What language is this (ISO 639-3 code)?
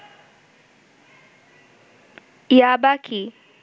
ben